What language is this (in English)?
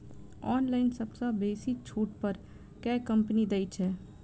Maithili